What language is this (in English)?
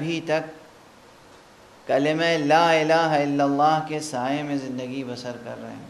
Arabic